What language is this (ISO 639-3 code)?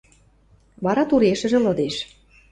mrj